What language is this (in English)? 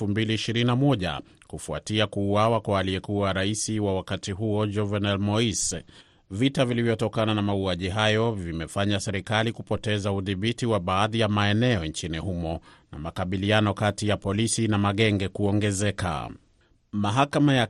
Swahili